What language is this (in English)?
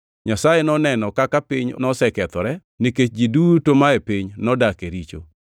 Luo (Kenya and Tanzania)